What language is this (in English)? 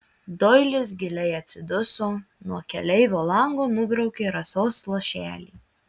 Lithuanian